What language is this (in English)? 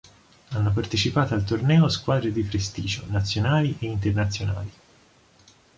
Italian